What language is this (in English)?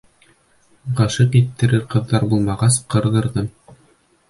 Bashkir